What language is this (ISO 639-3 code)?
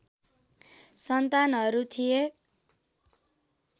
nep